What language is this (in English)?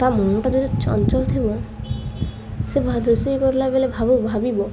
Odia